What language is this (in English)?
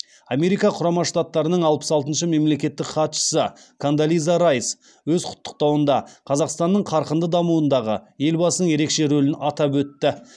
Kazakh